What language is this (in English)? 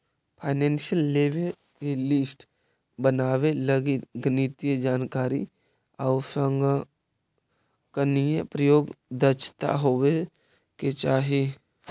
Magahi